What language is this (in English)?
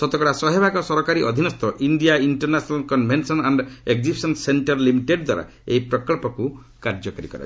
Odia